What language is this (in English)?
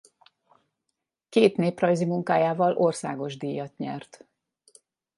Hungarian